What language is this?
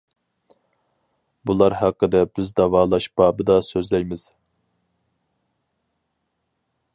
Uyghur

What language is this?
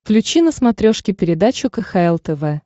Russian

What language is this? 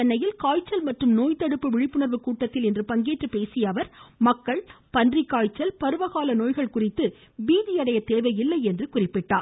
Tamil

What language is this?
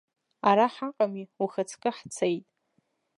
Abkhazian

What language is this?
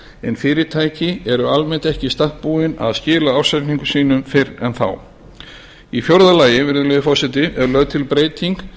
Icelandic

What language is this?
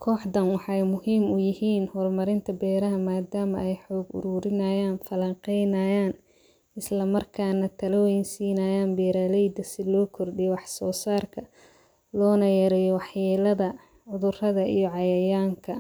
Somali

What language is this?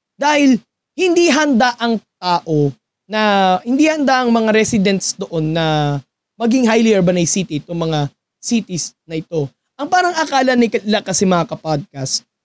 Filipino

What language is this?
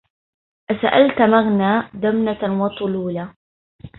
Arabic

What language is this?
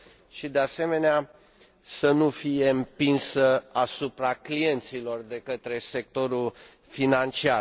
Romanian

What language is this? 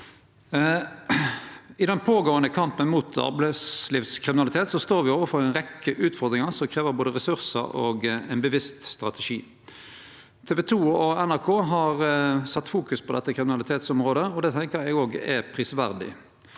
Norwegian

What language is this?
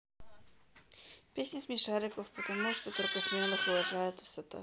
Russian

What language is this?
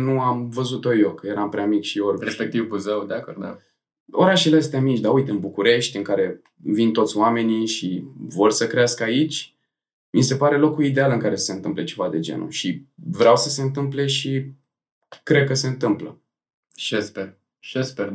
Romanian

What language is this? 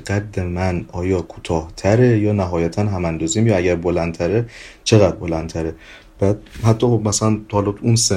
Persian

